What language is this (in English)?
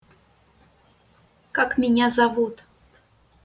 Russian